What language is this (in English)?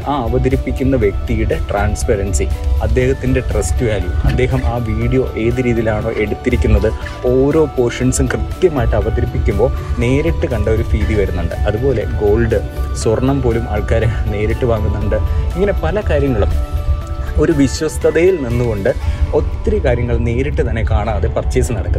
Malayalam